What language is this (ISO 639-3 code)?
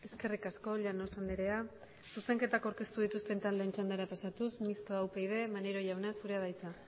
eus